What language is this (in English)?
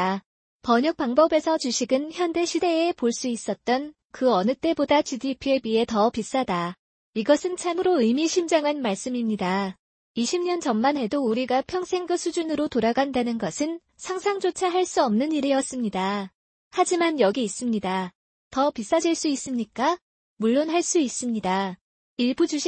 Korean